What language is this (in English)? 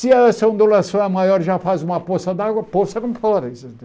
Portuguese